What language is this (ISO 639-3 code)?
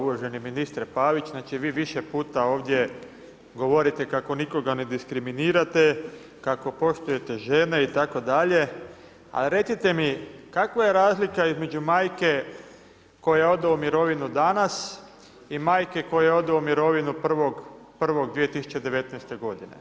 hrv